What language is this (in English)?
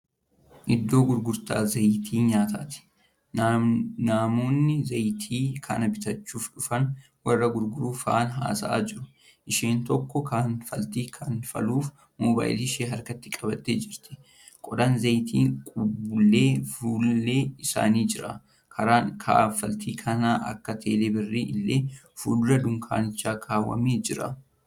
Oromo